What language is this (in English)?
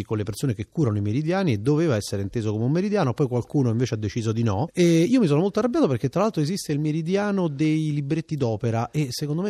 Italian